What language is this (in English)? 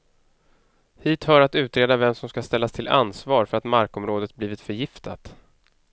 Swedish